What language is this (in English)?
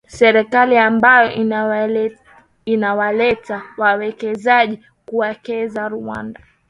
Swahili